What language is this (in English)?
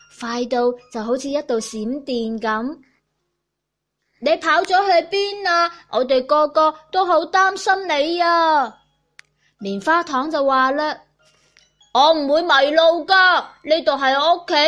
Chinese